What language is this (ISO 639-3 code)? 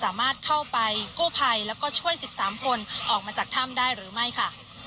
tha